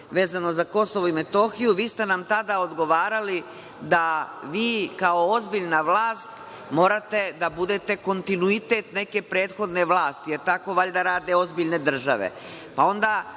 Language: Serbian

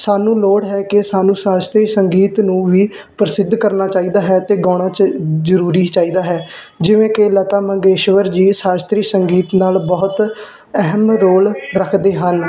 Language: Punjabi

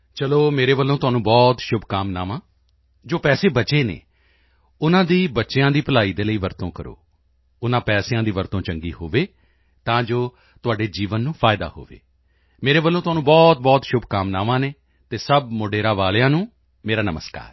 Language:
Punjabi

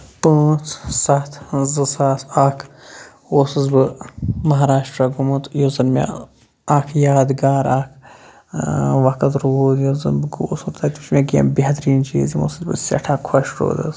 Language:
Kashmiri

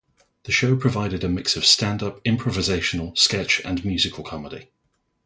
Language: English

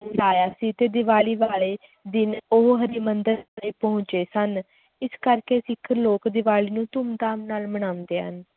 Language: Punjabi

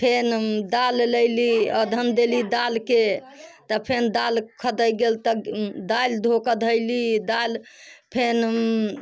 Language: Maithili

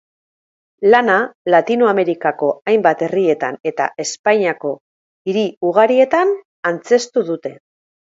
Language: Basque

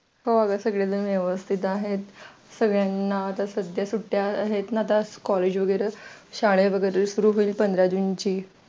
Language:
Marathi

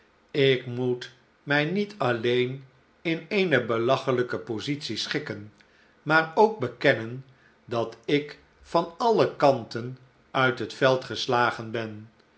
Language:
Dutch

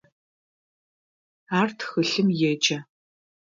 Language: Adyghe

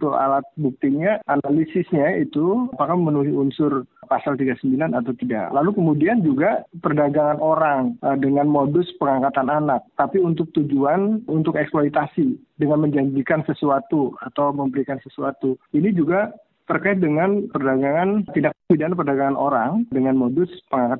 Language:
Indonesian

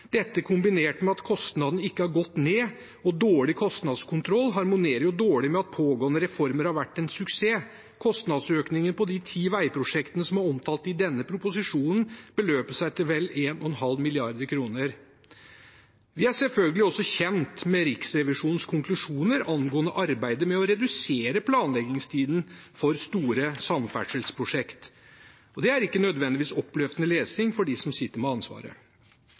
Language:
Norwegian Bokmål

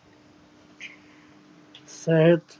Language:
Punjabi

